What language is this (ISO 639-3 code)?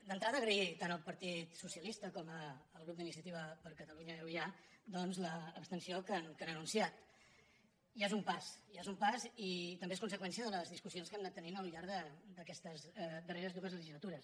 cat